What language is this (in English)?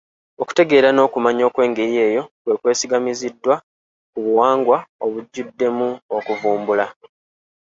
Ganda